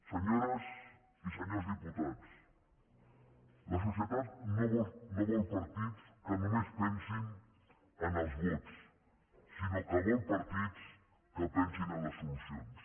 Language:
Catalan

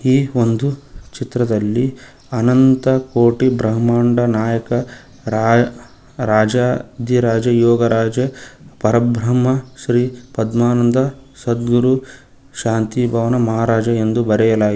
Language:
Kannada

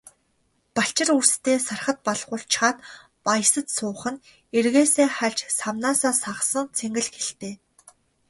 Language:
Mongolian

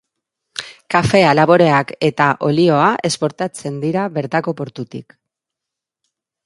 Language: Basque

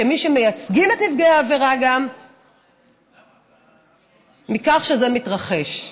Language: Hebrew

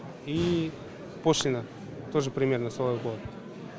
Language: Kazakh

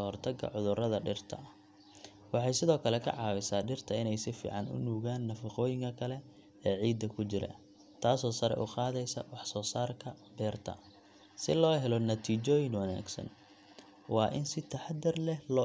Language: Somali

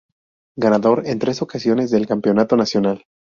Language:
Spanish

